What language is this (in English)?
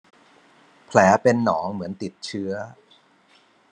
Thai